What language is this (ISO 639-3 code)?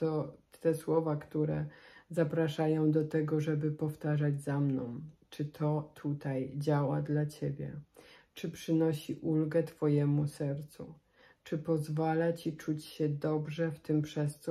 pol